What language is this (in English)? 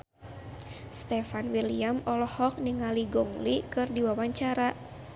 Sundanese